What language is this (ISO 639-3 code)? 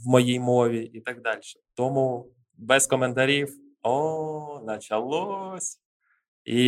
ukr